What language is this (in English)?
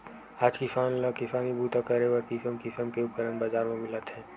Chhattisgarhi